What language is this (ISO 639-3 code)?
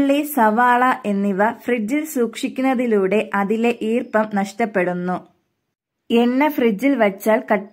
ron